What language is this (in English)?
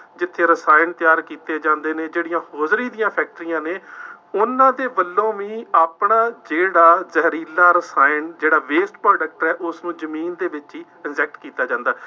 Punjabi